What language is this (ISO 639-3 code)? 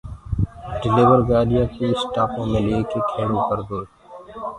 ggg